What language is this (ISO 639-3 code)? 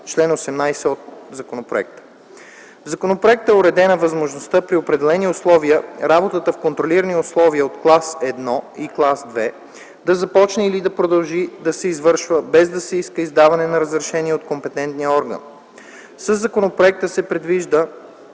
bul